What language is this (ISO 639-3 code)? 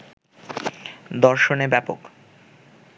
ben